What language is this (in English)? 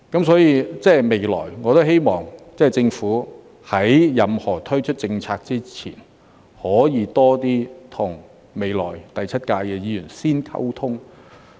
Cantonese